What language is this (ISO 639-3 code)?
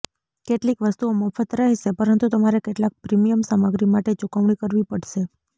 guj